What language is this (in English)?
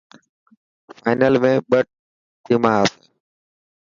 Dhatki